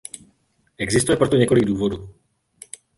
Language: Czech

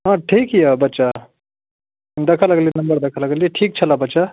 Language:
Maithili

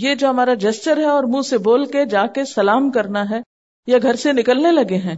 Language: Urdu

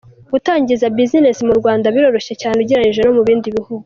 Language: Kinyarwanda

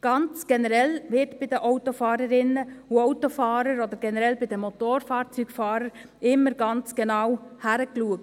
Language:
Swiss German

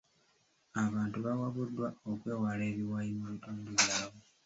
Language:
Ganda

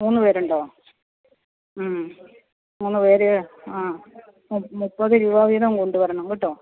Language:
Malayalam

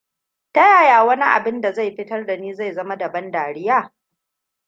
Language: Hausa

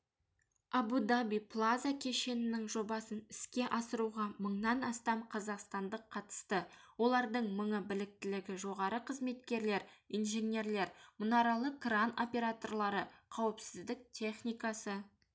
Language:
Kazakh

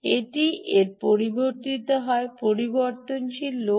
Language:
Bangla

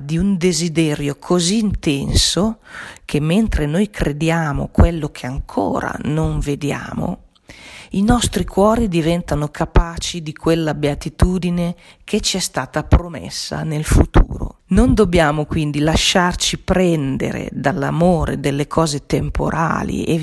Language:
Italian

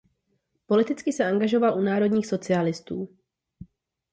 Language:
Czech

